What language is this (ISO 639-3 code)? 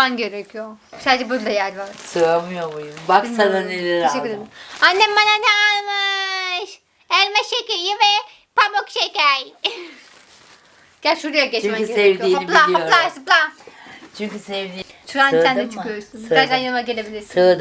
tur